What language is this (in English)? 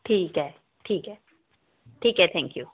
Marathi